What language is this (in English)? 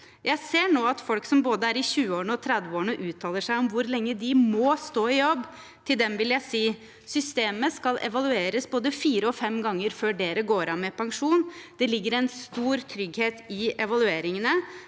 Norwegian